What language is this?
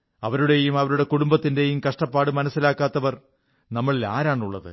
Malayalam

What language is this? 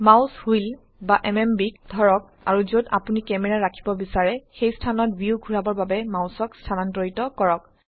Assamese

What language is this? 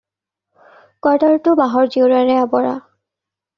Assamese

